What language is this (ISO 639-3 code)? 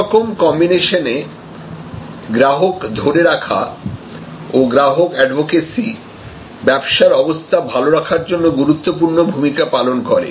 ben